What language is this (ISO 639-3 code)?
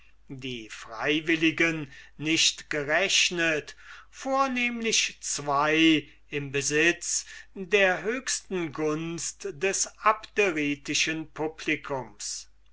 deu